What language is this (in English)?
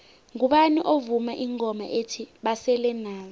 South Ndebele